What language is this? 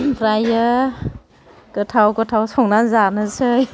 Bodo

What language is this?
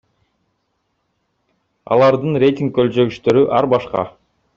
Kyrgyz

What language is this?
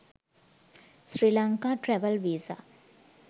Sinhala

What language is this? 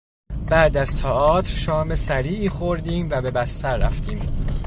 Persian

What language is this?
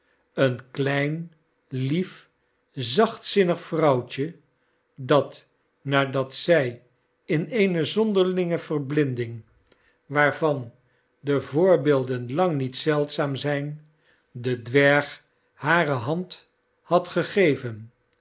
Dutch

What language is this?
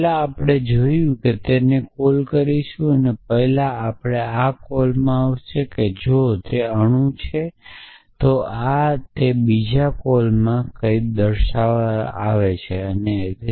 Gujarati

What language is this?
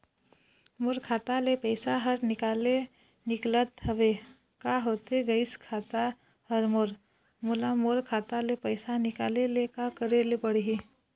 Chhattisgarhi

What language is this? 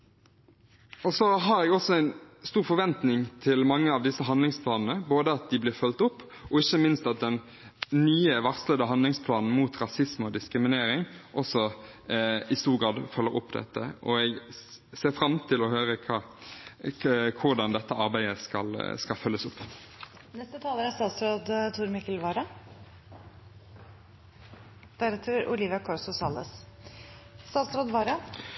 Norwegian Bokmål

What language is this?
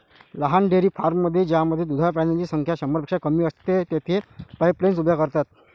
Marathi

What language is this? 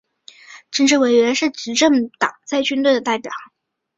Chinese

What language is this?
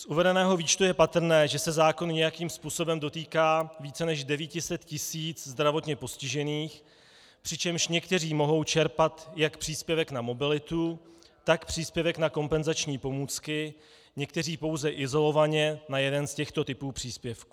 Czech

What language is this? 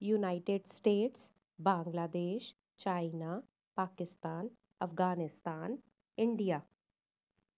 Sindhi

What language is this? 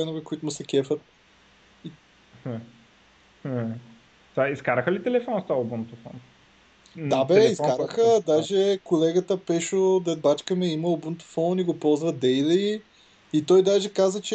Bulgarian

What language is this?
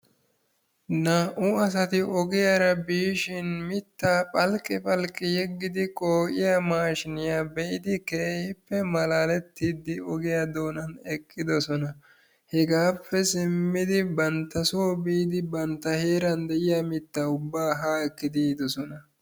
Wolaytta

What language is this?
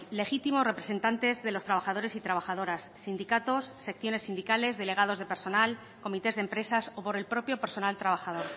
Spanish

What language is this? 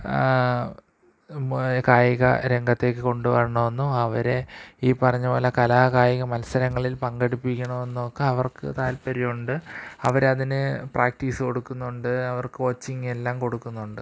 Malayalam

